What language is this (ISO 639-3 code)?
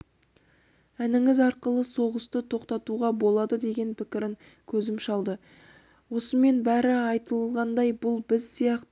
kaz